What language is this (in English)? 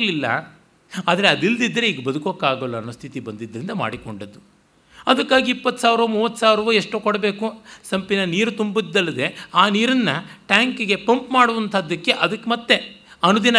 Kannada